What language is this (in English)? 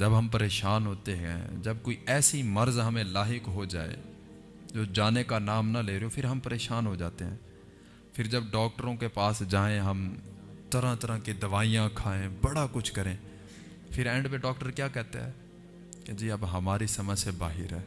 Urdu